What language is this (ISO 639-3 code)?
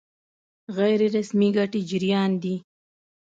pus